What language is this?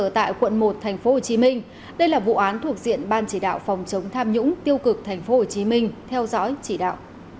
Vietnamese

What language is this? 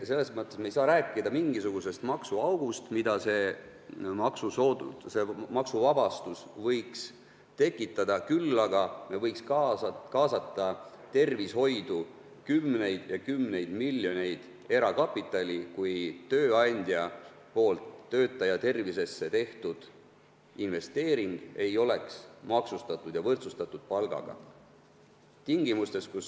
Estonian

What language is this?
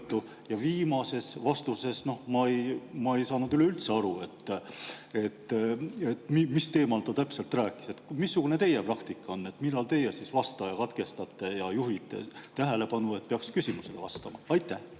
Estonian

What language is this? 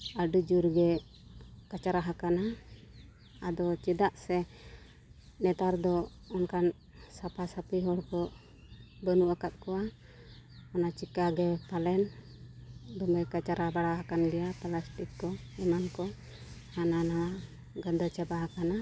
Santali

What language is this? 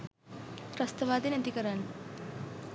Sinhala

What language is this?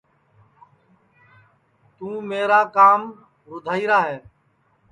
Sansi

